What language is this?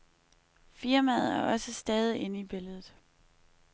Danish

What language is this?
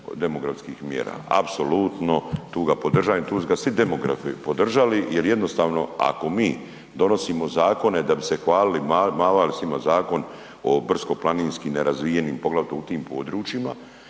Croatian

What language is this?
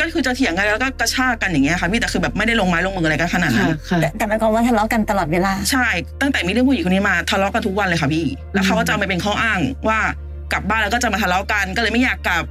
Thai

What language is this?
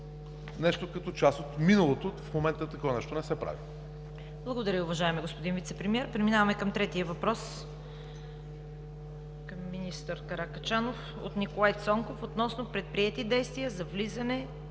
Bulgarian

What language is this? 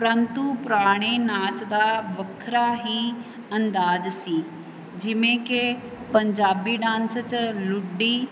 Punjabi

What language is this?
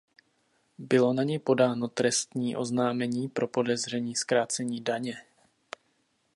Czech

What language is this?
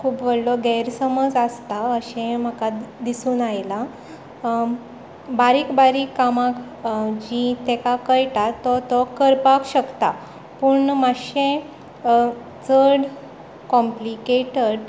Konkani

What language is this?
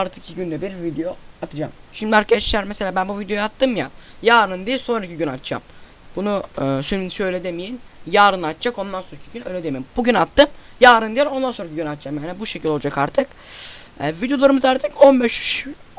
Turkish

